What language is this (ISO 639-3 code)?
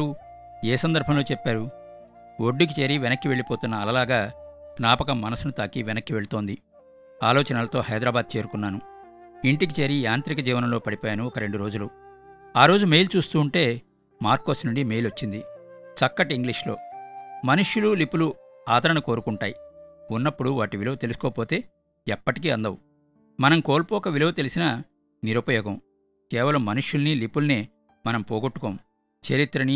tel